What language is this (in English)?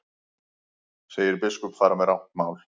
Icelandic